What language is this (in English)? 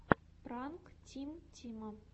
Russian